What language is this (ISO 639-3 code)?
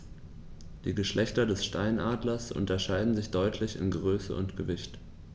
deu